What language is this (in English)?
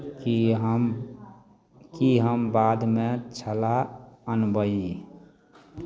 Maithili